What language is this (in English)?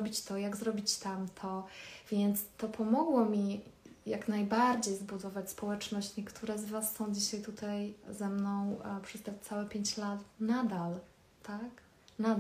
Polish